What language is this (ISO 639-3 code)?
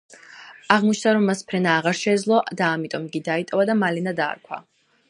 kat